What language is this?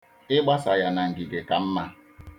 Igbo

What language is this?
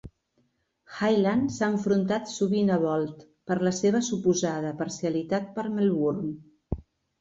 Catalan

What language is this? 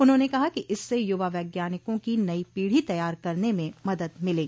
Hindi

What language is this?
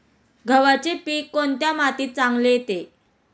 Marathi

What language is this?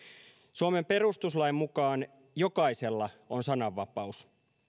Finnish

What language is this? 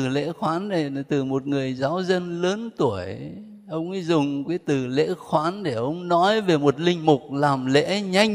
Vietnamese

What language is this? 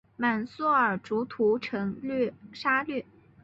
Chinese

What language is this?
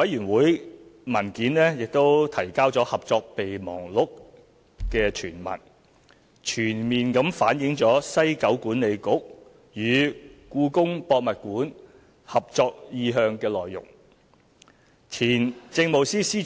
Cantonese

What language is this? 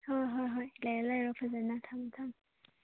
Manipuri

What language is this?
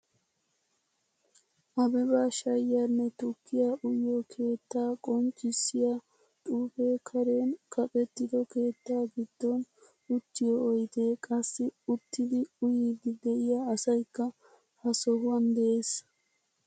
Wolaytta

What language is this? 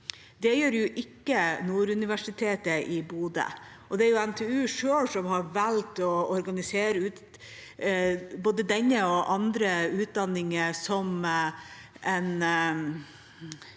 Norwegian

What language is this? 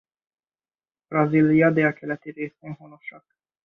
Hungarian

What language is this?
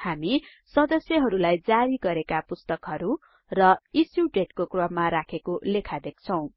Nepali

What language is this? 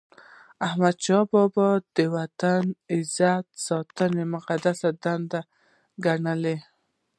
Pashto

